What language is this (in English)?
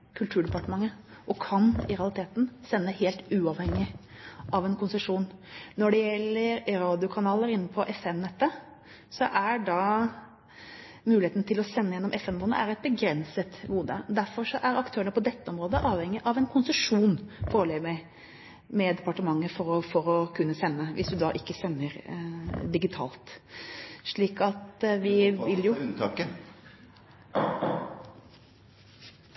Norwegian Bokmål